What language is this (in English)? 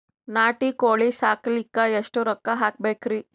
Kannada